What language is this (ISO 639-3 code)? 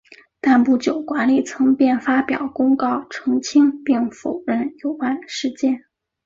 zho